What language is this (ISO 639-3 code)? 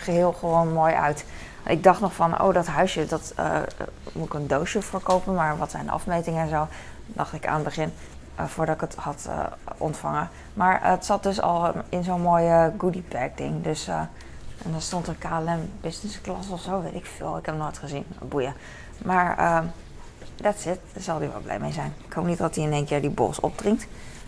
nld